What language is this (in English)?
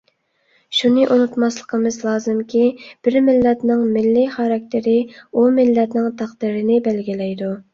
Uyghur